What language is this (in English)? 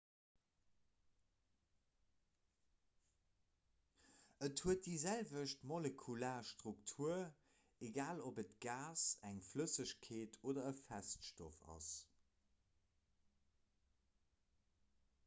Luxembourgish